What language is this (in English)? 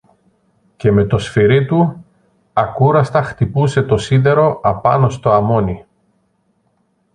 Greek